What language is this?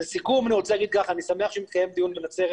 Hebrew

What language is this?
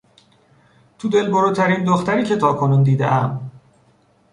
Persian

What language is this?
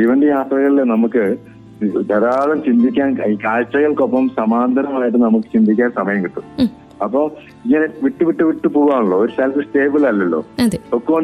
Malayalam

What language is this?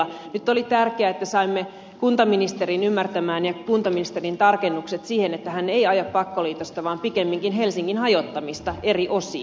Finnish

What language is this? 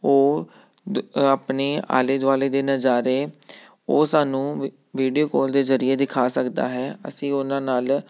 Punjabi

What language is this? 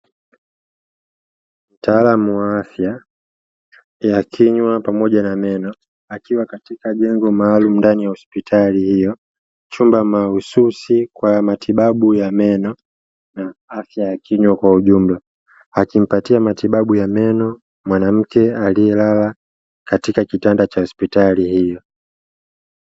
Swahili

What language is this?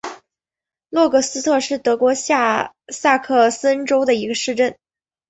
Chinese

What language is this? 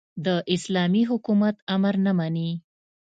Pashto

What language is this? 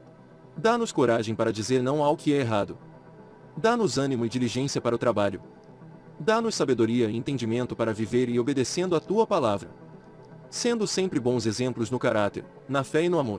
Portuguese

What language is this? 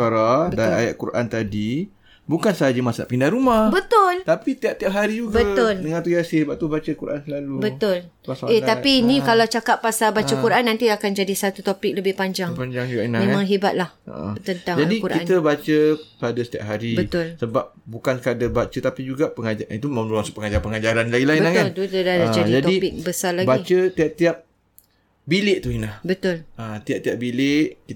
Malay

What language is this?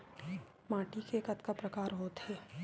Chhattisgarhi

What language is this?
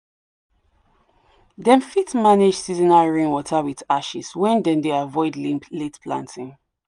Nigerian Pidgin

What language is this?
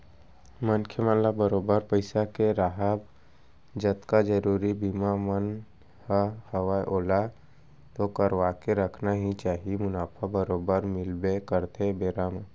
Chhattisgarhi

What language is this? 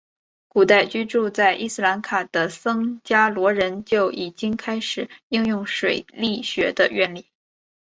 Chinese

